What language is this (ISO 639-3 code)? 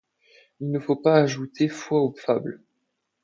fra